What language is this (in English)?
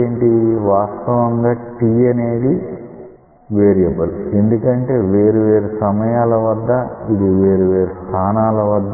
Telugu